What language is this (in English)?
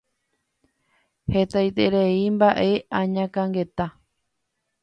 Guarani